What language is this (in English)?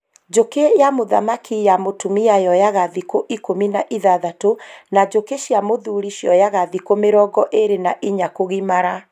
Kikuyu